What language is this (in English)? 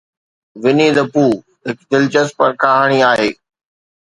Sindhi